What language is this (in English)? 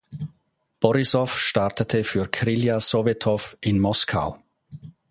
German